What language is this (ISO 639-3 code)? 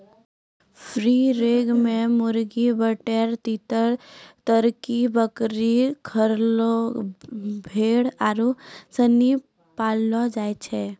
mai